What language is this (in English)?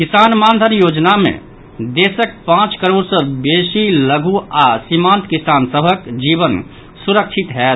Maithili